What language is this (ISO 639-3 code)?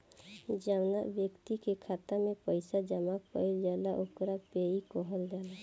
bho